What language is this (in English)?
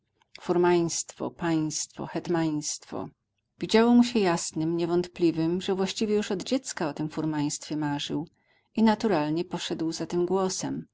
Polish